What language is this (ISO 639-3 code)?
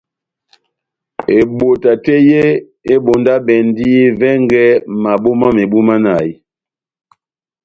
bnm